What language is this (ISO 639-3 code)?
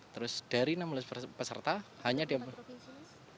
ind